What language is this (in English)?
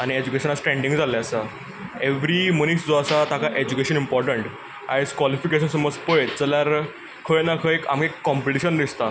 Konkani